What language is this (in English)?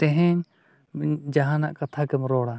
Santali